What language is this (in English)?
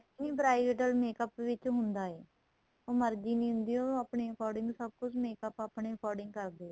Punjabi